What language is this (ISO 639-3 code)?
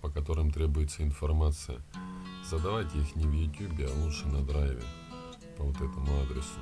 rus